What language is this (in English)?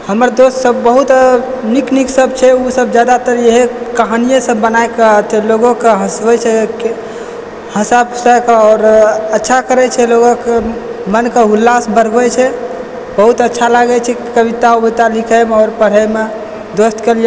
Maithili